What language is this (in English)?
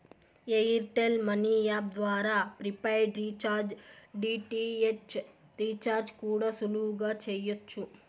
Telugu